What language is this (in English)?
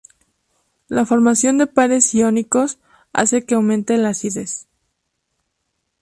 Spanish